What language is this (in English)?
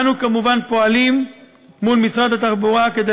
Hebrew